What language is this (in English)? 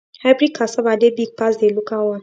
Nigerian Pidgin